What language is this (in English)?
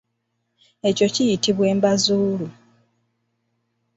Ganda